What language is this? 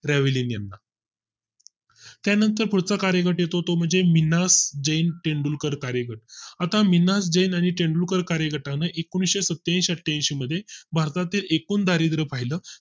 Marathi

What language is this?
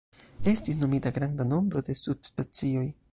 Esperanto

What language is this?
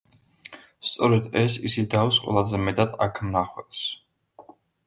Georgian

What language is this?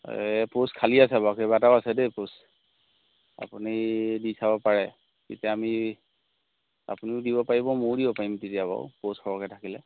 Assamese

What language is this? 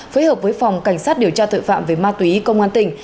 Vietnamese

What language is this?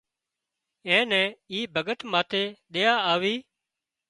Wadiyara Koli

